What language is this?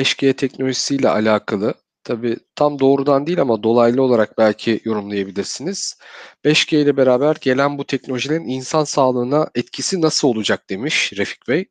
Turkish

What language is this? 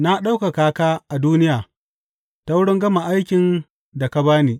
Hausa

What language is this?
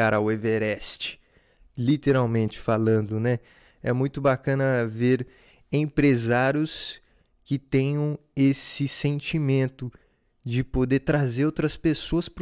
Portuguese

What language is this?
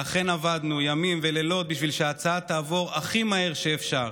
Hebrew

